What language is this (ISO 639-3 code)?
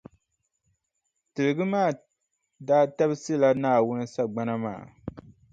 dag